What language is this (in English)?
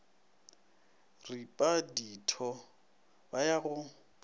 Northern Sotho